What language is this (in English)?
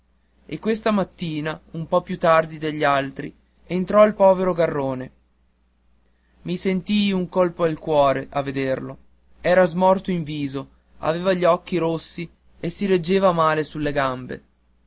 Italian